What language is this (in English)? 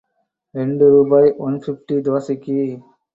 Tamil